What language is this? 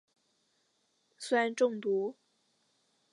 Chinese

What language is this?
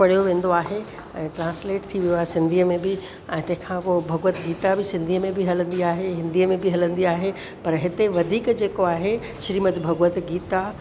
Sindhi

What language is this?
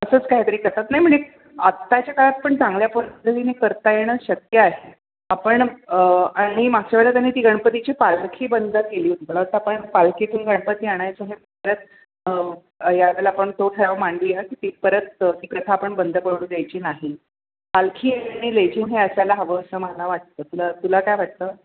Marathi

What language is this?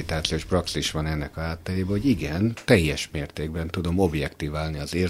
Hungarian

